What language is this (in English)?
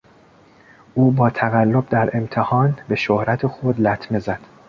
Persian